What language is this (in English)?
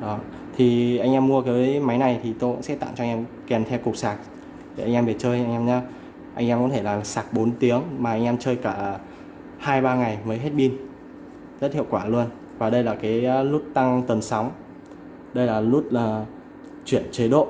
Vietnamese